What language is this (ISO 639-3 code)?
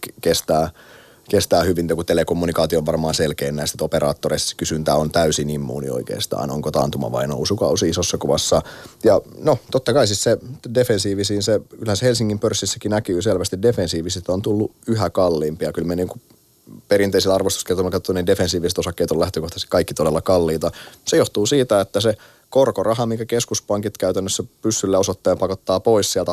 fin